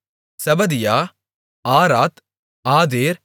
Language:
Tamil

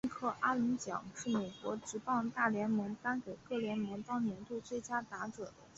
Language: Chinese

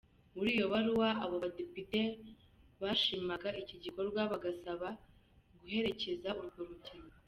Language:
Kinyarwanda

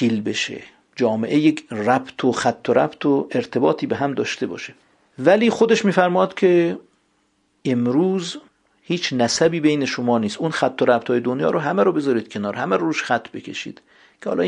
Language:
Persian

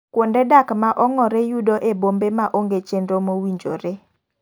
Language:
Luo (Kenya and Tanzania)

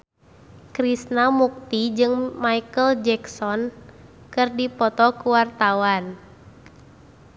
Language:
Sundanese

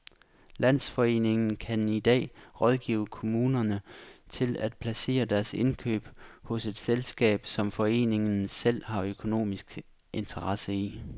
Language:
Danish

